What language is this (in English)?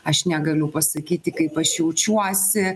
Lithuanian